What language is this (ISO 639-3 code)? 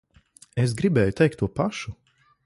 lav